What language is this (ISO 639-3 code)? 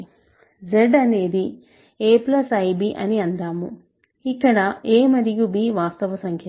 tel